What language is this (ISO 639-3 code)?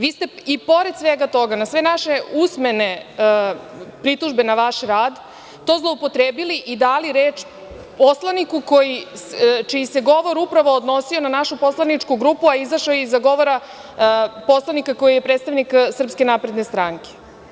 srp